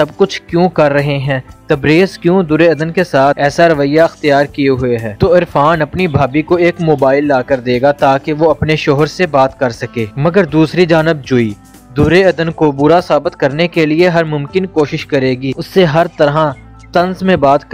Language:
Hindi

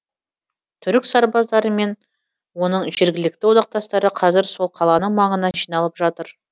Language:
Kazakh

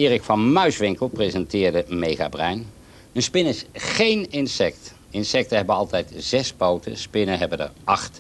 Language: Dutch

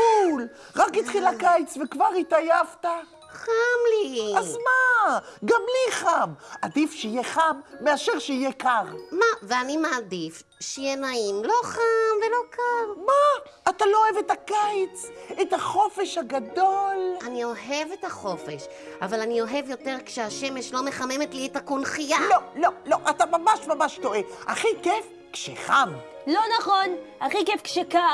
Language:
Hebrew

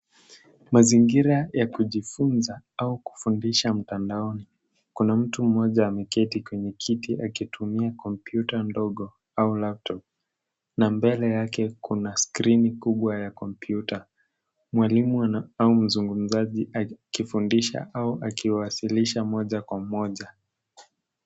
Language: Swahili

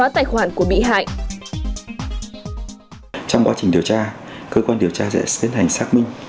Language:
Vietnamese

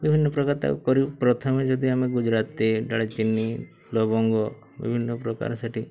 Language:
Odia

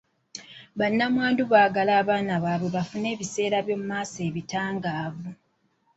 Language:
Ganda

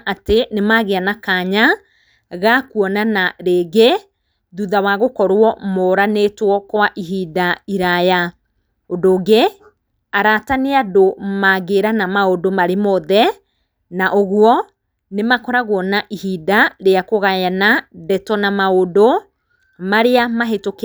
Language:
Kikuyu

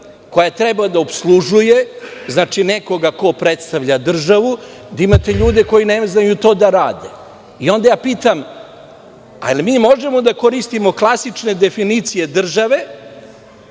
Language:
Serbian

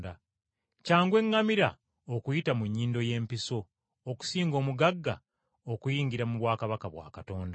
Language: Ganda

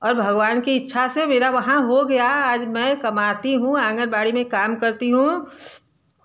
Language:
Hindi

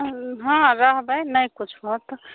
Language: Maithili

